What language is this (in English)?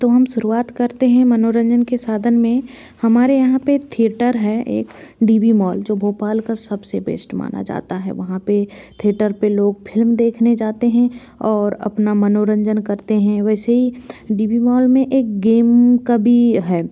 Hindi